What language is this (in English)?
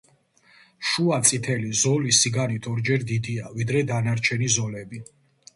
Georgian